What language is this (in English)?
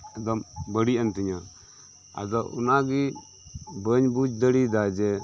Santali